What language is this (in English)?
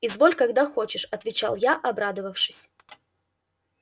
Russian